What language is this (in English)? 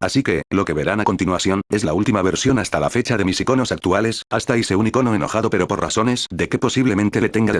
Spanish